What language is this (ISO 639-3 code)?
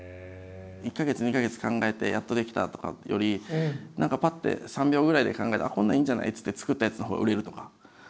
jpn